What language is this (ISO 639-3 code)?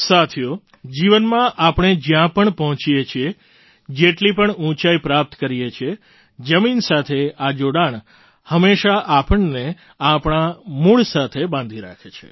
guj